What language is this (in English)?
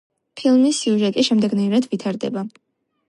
Georgian